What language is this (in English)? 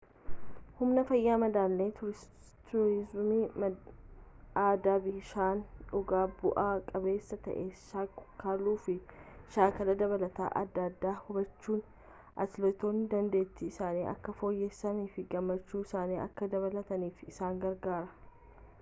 Oromo